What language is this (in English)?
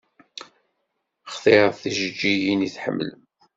Kabyle